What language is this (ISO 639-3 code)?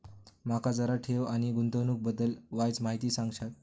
mar